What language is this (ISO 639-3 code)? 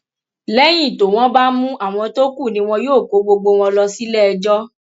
yor